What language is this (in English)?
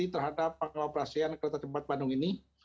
Indonesian